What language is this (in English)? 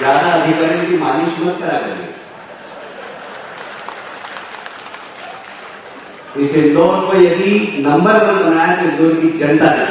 Hindi